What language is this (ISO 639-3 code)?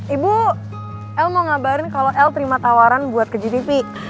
ind